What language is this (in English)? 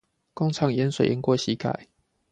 Chinese